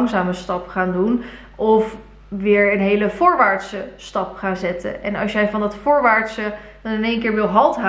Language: Dutch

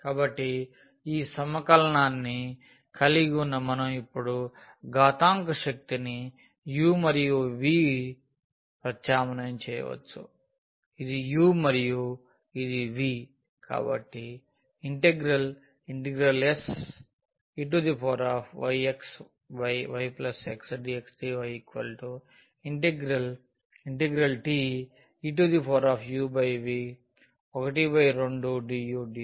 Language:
Telugu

